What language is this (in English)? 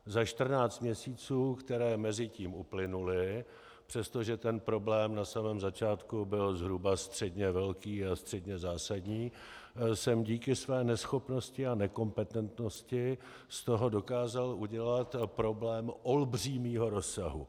Czech